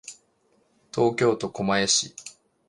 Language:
Japanese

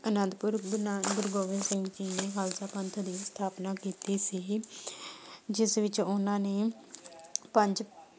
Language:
Punjabi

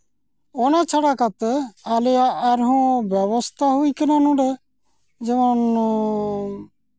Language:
Santali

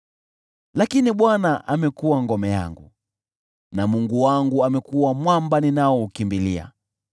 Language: Swahili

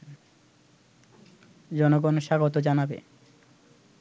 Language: Bangla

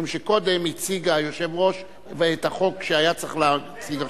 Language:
Hebrew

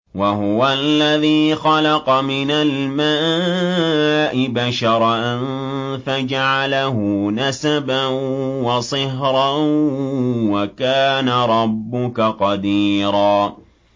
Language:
Arabic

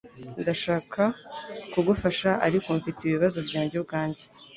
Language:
Kinyarwanda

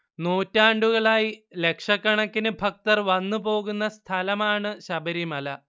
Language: Malayalam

